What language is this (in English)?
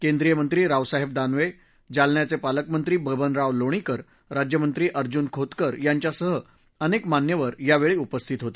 Marathi